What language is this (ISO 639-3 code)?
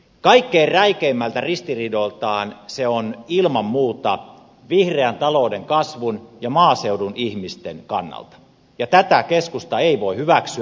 fin